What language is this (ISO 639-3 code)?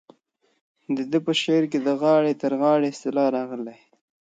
pus